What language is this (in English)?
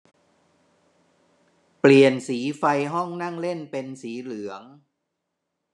Thai